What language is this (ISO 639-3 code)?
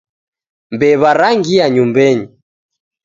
dav